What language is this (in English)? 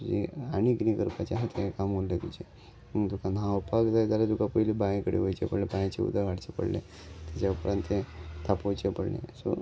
Konkani